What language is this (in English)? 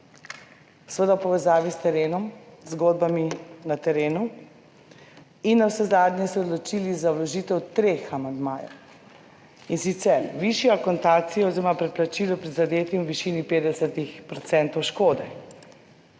Slovenian